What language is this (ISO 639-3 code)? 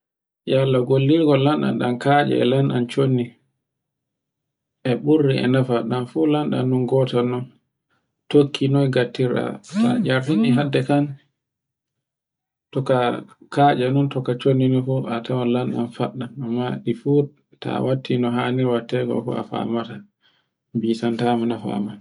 fue